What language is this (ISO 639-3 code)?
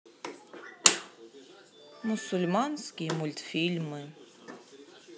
rus